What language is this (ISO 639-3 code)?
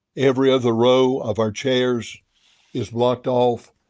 eng